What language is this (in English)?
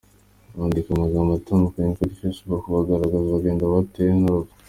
Kinyarwanda